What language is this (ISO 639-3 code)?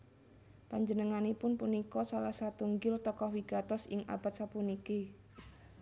jav